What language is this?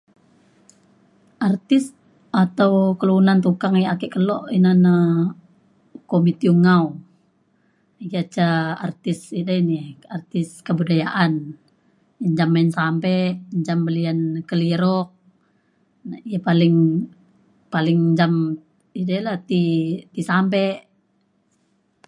Mainstream Kenyah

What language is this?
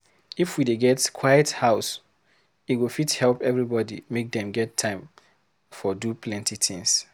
Nigerian Pidgin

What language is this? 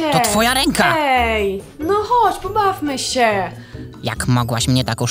Polish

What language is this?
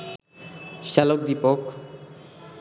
Bangla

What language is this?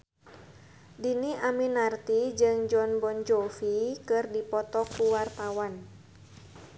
Sundanese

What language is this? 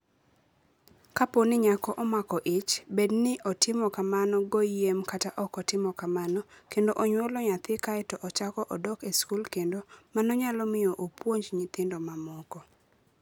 Luo (Kenya and Tanzania)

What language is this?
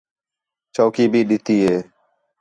Khetrani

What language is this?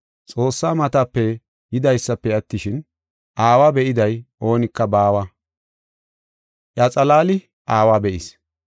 Gofa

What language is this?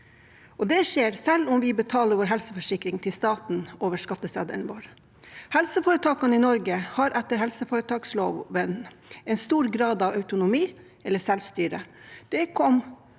Norwegian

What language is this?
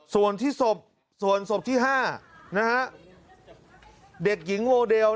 Thai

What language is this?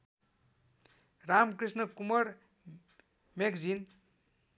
Nepali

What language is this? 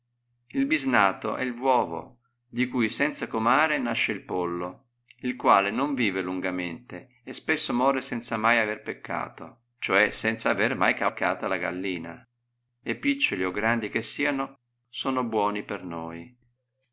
Italian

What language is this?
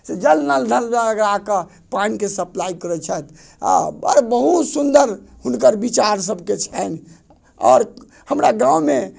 Maithili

